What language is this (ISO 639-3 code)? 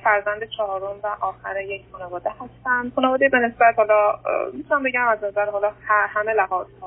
fas